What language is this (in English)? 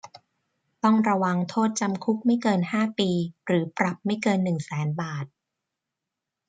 Thai